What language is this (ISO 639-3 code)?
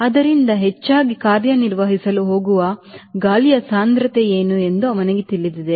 kan